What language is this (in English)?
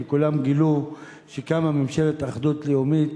Hebrew